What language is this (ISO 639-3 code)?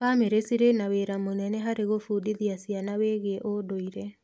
kik